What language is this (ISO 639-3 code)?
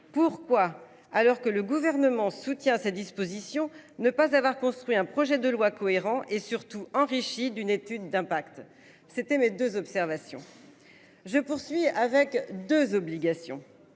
fra